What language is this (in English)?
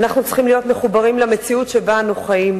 Hebrew